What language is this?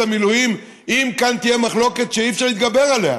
Hebrew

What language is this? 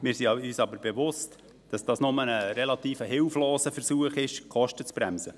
Swiss German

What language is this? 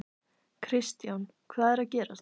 Icelandic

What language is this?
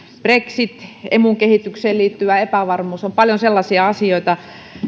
Finnish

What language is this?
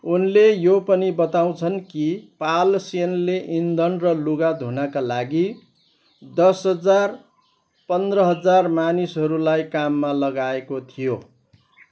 Nepali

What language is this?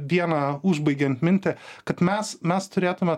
Lithuanian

